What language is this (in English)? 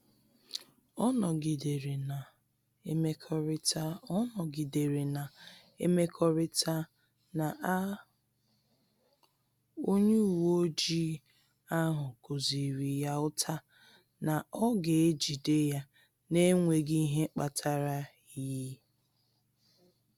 Igbo